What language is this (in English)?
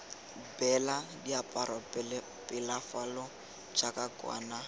Tswana